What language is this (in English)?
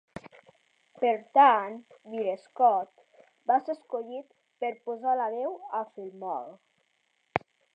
Catalan